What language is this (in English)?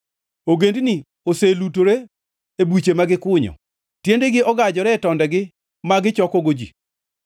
Luo (Kenya and Tanzania)